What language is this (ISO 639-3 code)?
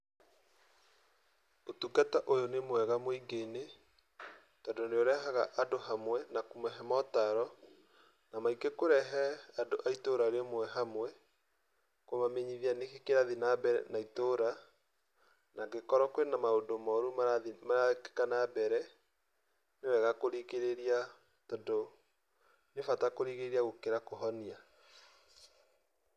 kik